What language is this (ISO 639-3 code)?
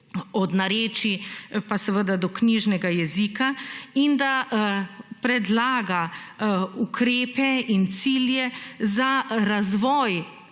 slv